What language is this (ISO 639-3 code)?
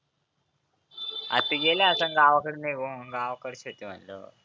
mar